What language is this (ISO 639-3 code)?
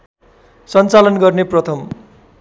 nep